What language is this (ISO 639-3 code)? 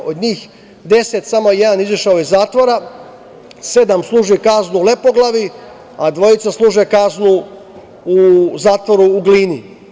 srp